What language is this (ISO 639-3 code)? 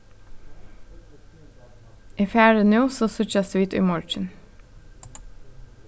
fao